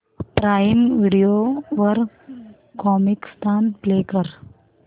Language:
Marathi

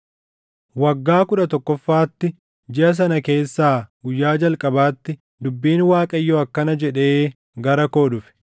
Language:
Oromo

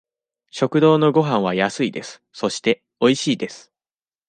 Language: Japanese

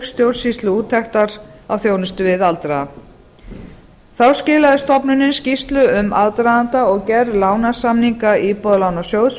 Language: Icelandic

